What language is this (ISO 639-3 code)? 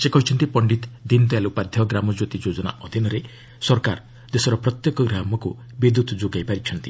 ori